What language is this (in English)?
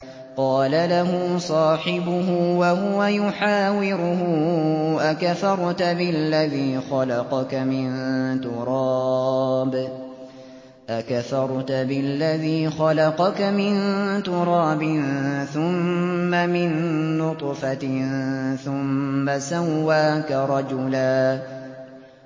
Arabic